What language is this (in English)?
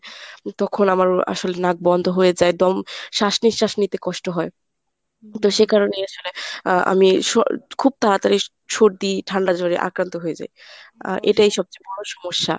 Bangla